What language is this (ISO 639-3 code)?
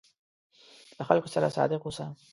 pus